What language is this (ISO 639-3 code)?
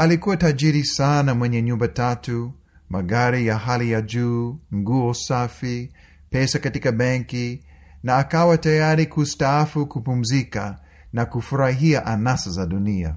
swa